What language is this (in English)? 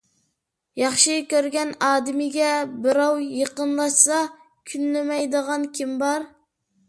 Uyghur